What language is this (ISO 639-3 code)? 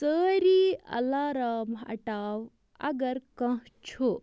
kas